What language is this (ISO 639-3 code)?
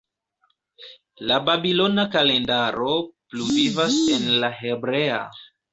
epo